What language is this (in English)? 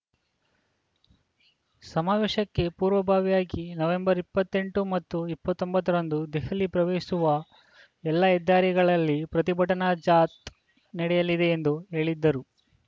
Kannada